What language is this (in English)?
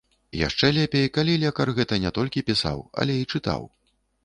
Belarusian